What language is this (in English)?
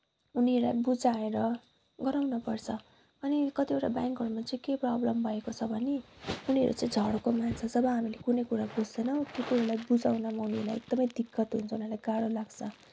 Nepali